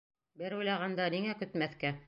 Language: Bashkir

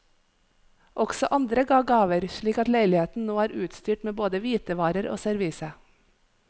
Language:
Norwegian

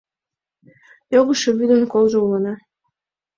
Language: Mari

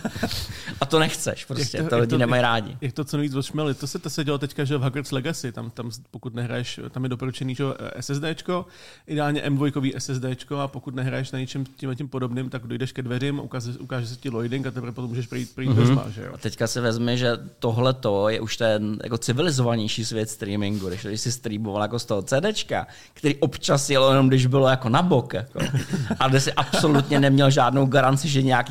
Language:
Czech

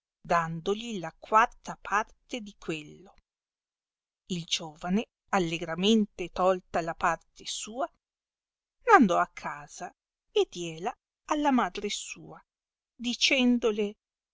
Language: Italian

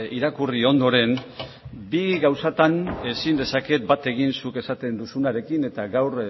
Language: Basque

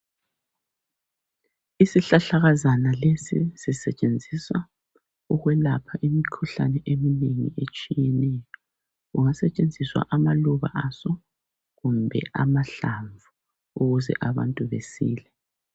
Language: North Ndebele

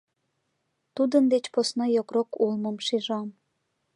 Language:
Mari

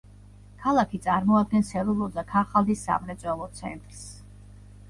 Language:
Georgian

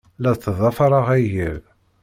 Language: Kabyle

